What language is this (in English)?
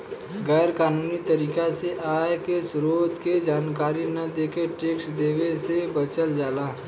Bhojpuri